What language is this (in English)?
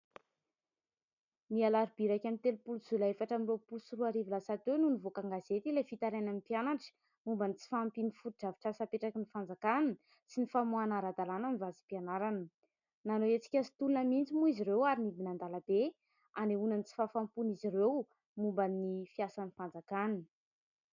Malagasy